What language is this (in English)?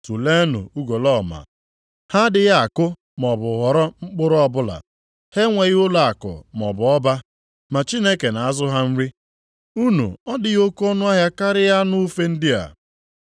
Igbo